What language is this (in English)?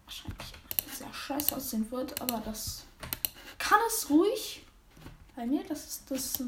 German